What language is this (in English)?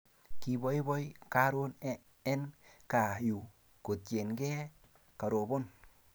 Kalenjin